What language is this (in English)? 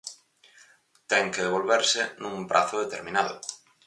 Galician